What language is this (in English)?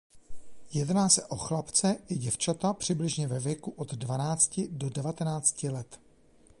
Czech